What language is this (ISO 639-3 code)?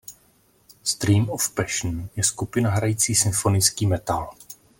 ces